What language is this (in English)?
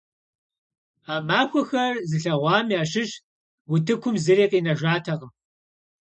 Kabardian